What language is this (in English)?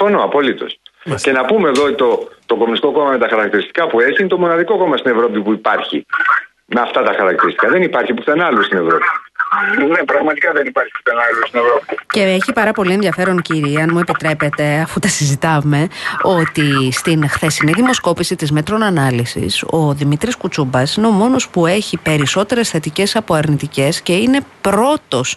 Greek